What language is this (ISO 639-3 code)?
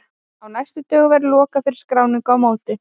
isl